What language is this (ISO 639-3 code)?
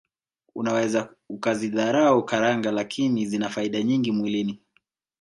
swa